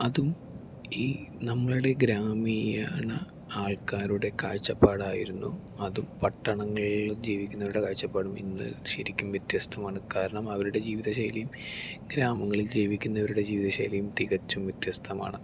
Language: Malayalam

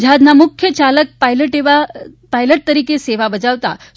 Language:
Gujarati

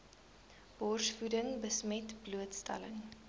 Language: Afrikaans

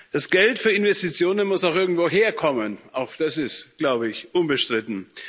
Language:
German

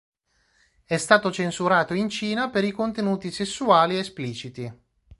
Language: Italian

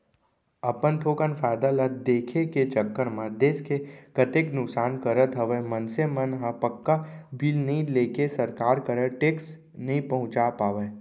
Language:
Chhattisgarhi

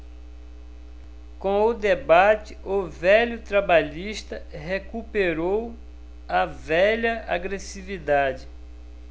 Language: Portuguese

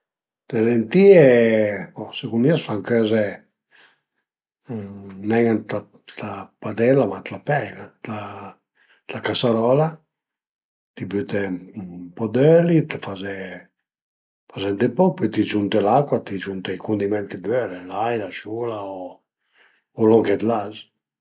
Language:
Piedmontese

